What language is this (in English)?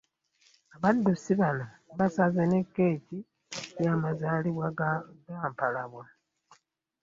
Ganda